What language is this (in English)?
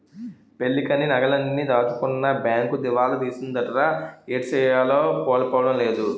Telugu